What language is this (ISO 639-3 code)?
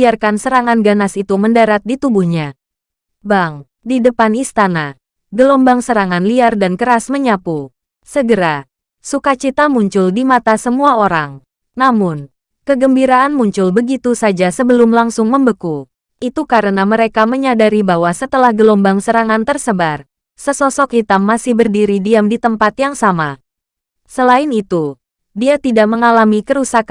ind